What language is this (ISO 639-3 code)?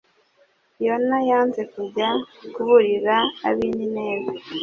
kin